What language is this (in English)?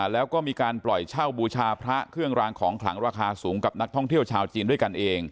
Thai